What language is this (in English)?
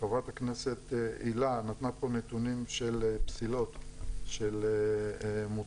Hebrew